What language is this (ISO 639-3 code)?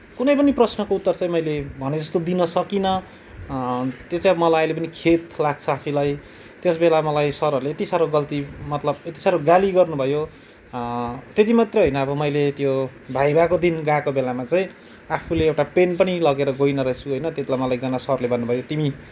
nep